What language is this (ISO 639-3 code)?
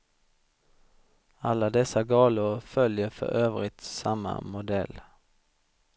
swe